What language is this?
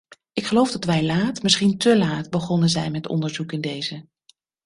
Dutch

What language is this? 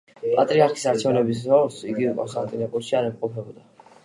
Georgian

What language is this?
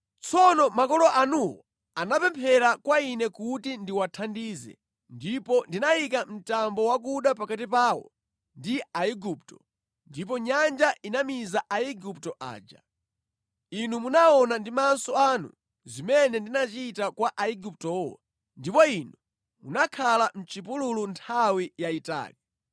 Nyanja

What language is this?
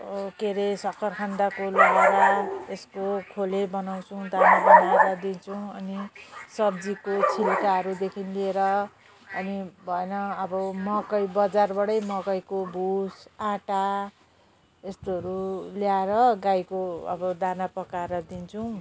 Nepali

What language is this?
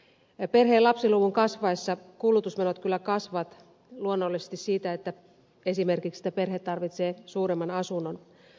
Finnish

